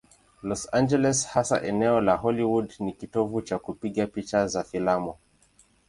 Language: Swahili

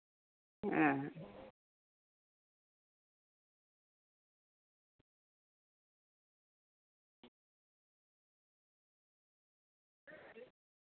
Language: Santali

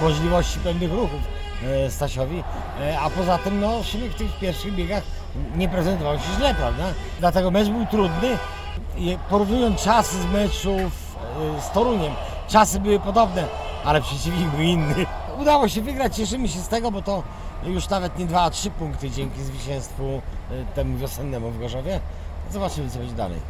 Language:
Polish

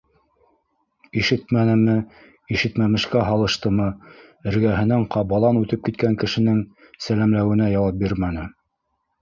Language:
Bashkir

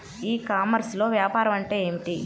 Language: Telugu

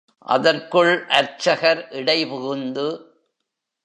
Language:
Tamil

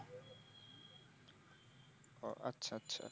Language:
Bangla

